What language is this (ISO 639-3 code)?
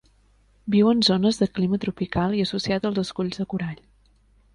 cat